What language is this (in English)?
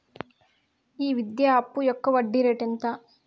Telugu